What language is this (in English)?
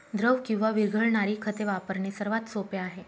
Marathi